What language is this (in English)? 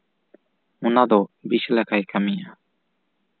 Santali